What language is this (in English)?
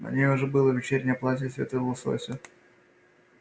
Russian